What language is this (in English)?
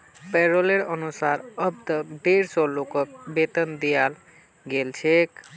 Magahi